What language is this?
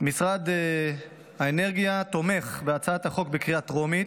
Hebrew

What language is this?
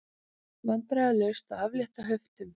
Icelandic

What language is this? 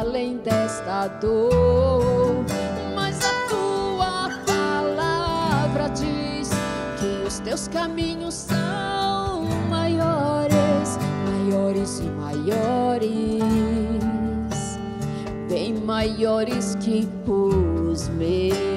Portuguese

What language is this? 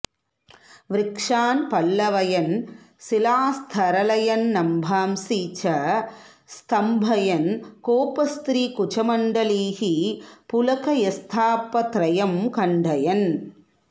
Sanskrit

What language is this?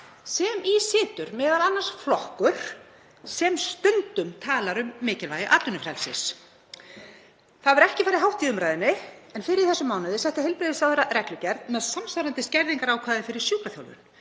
Icelandic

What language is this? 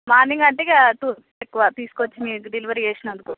Telugu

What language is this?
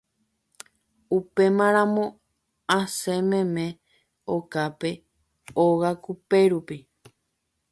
Guarani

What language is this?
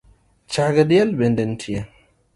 Luo (Kenya and Tanzania)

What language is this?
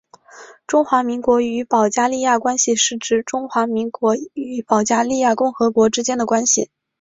Chinese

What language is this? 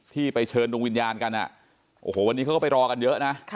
Thai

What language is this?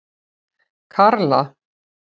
Icelandic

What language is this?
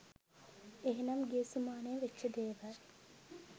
Sinhala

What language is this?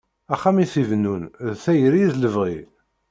Kabyle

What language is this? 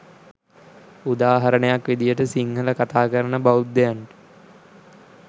Sinhala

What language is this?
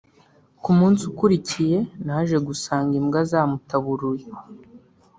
Kinyarwanda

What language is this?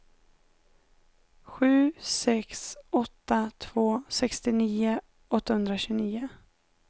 Swedish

